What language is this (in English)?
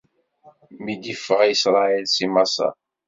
Kabyle